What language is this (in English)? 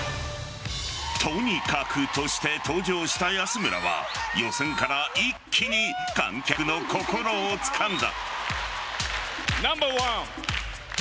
Japanese